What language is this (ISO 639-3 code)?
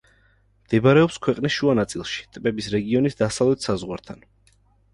kat